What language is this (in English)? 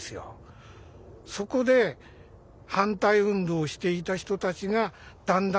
Japanese